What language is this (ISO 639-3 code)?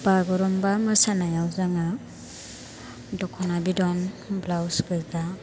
brx